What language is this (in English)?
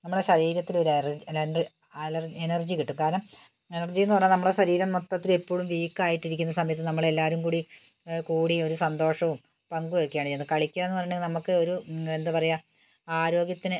Malayalam